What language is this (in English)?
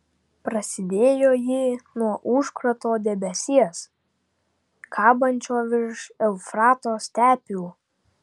Lithuanian